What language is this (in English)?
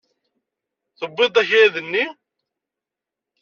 Kabyle